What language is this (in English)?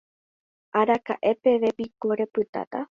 Guarani